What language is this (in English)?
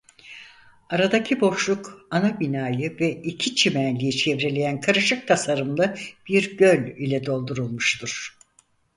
Turkish